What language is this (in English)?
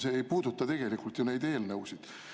Estonian